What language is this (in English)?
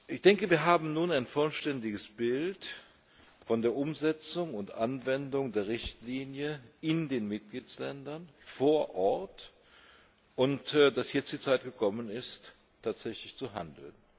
German